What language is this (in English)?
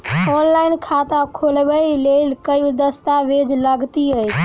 Maithili